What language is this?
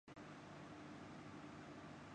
Urdu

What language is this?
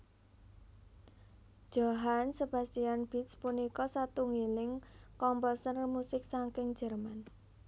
Javanese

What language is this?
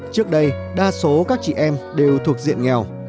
Vietnamese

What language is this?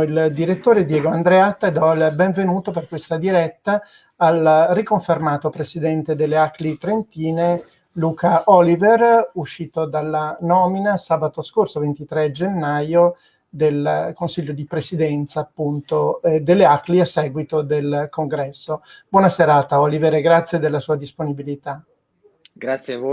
Italian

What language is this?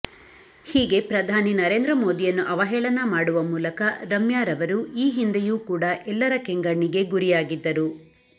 Kannada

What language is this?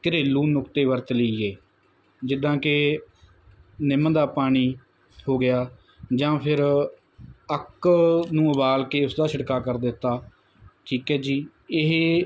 Punjabi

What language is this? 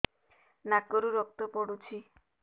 Odia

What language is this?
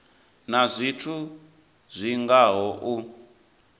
Venda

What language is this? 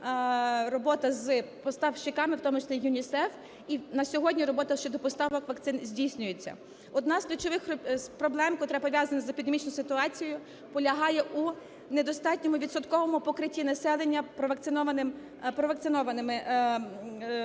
Ukrainian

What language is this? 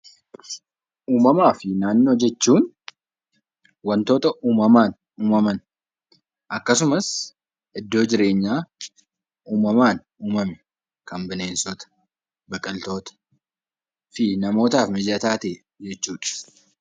Oromo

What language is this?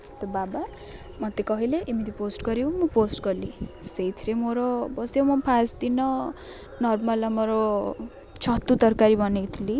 Odia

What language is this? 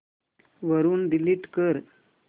Marathi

